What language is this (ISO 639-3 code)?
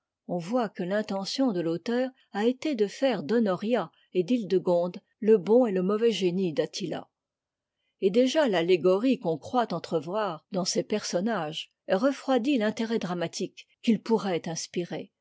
fra